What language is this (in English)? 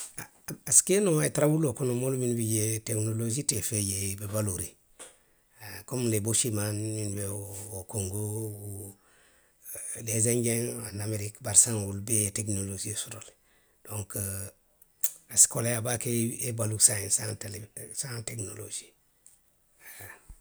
Western Maninkakan